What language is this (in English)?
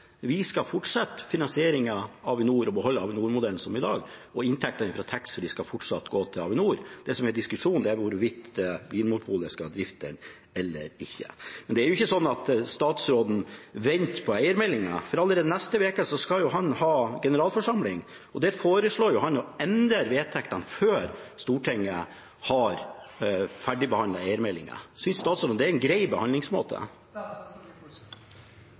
Norwegian Bokmål